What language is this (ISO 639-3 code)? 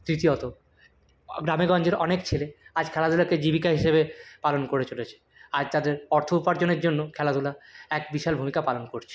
ben